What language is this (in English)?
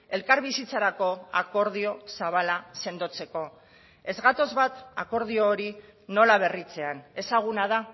Basque